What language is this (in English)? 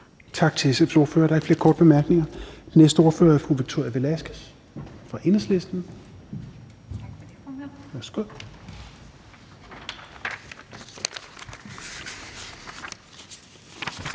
Danish